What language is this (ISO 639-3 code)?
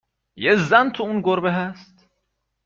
fas